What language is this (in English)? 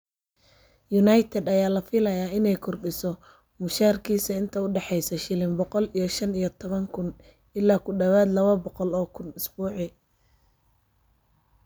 Somali